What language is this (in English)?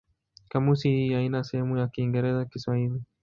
Swahili